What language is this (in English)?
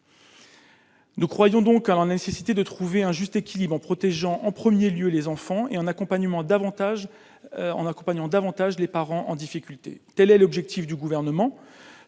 French